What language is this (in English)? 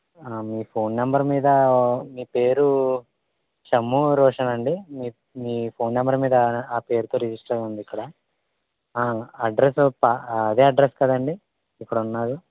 Telugu